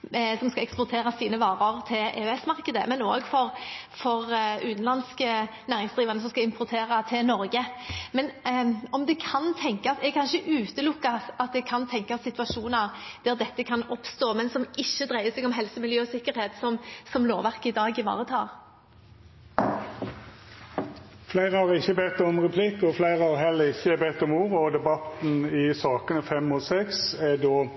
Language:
Norwegian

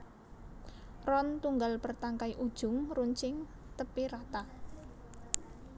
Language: Javanese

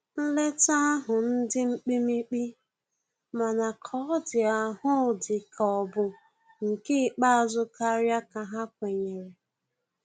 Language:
Igbo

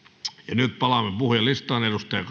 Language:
Finnish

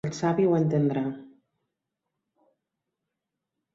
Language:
Catalan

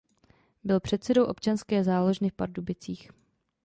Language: Czech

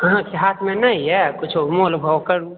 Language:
Maithili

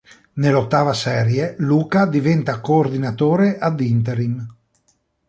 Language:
Italian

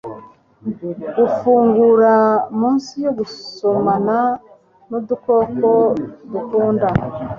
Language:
Kinyarwanda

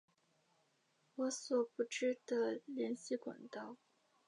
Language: Chinese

